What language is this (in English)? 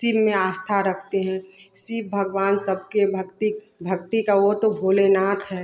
Hindi